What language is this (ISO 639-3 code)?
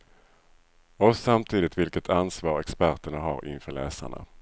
swe